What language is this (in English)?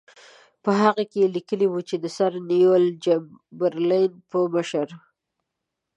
Pashto